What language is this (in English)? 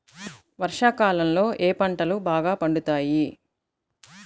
Telugu